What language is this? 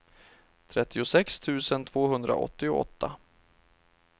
Swedish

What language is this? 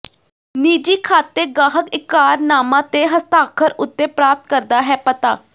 Punjabi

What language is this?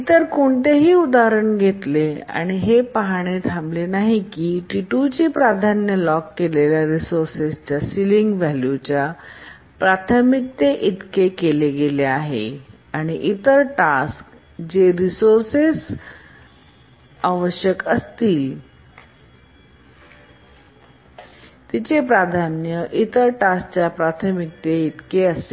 Marathi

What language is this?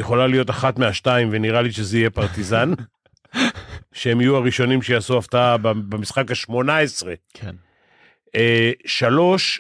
Hebrew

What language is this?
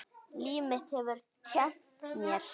Icelandic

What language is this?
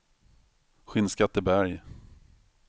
Swedish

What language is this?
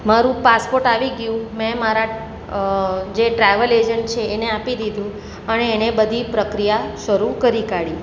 Gujarati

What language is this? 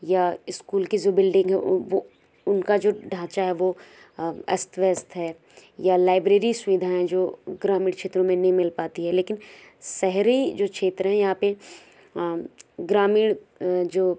Hindi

